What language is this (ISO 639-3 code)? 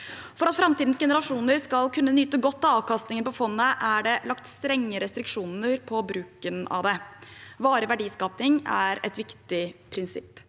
nor